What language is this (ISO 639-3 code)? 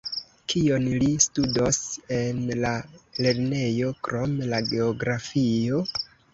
epo